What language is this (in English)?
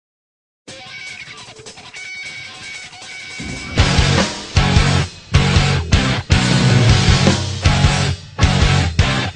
Hungarian